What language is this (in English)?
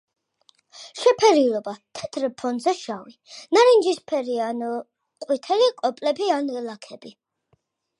Georgian